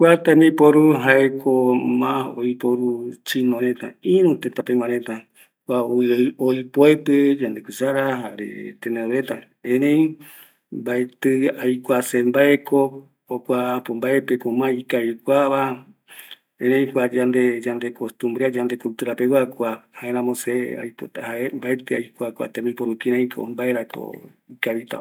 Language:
Eastern Bolivian Guaraní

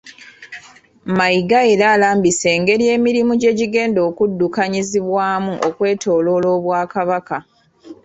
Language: Ganda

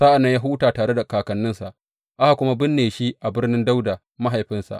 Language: Hausa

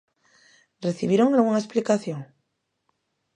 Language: Galician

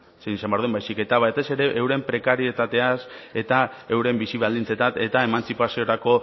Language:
Basque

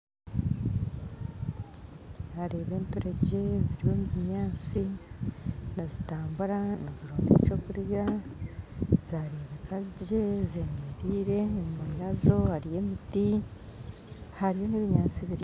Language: Nyankole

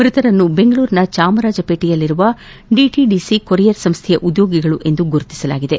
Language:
Kannada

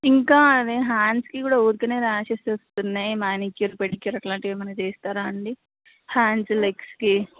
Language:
Telugu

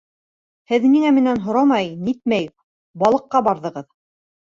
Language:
Bashkir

